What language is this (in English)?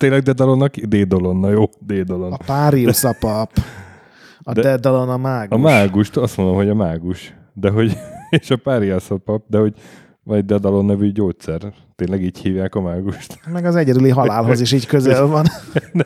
Hungarian